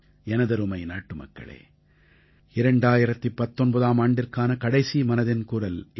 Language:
Tamil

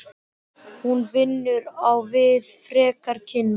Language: Icelandic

